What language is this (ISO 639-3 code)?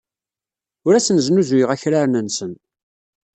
kab